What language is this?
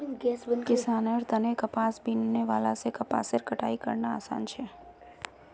Magahi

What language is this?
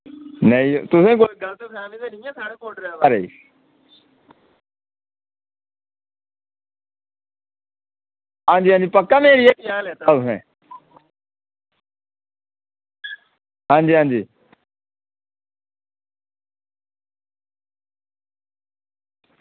Dogri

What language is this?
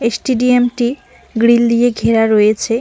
Bangla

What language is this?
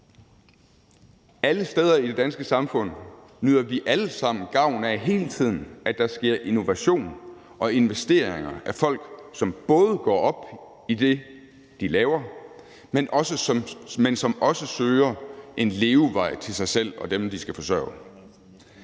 Danish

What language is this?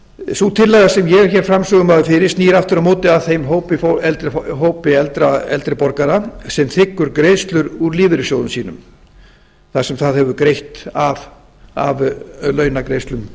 Icelandic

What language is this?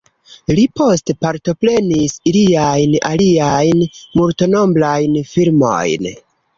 Esperanto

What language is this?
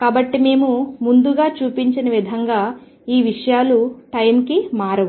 Telugu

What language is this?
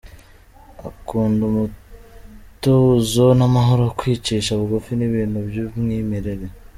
Kinyarwanda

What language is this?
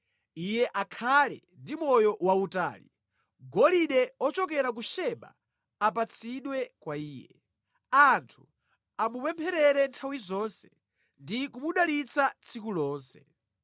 Nyanja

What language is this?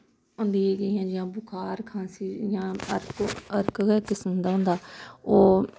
Dogri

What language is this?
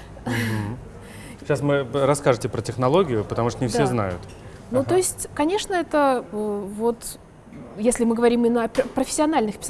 Russian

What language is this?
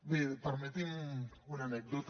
Catalan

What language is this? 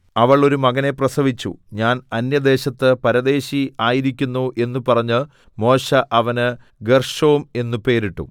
Malayalam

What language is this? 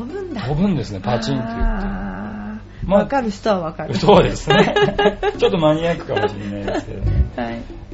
Japanese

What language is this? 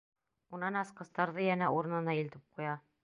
Bashkir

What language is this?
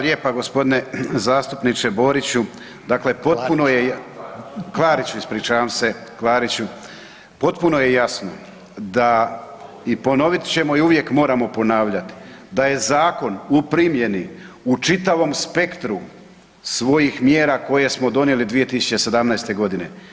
Croatian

